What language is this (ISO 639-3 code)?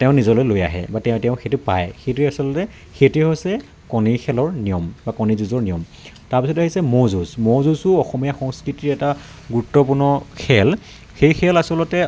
asm